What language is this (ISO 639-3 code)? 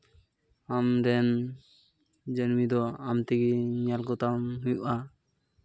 sat